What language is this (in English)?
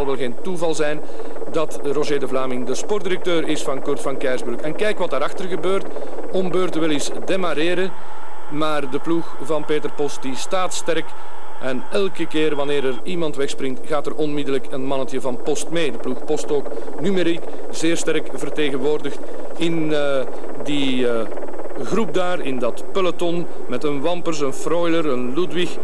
Dutch